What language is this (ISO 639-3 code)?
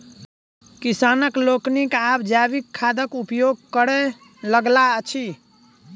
mai